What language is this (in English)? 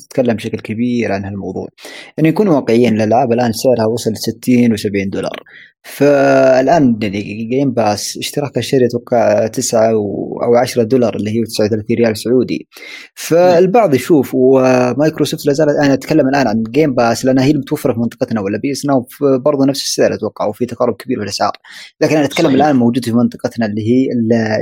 Arabic